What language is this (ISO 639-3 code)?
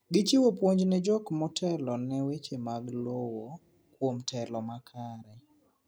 luo